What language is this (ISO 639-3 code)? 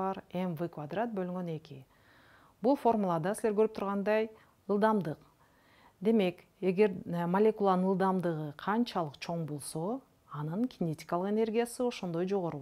tur